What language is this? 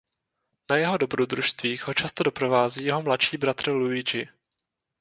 Czech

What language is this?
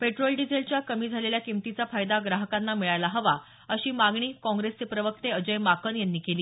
Marathi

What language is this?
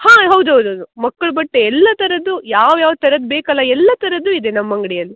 Kannada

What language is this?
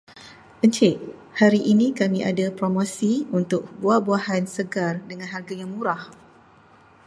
Malay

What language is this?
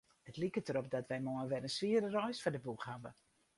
Western Frisian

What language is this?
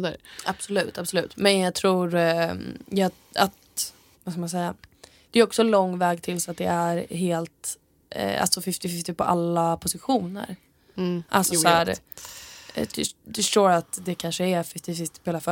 Swedish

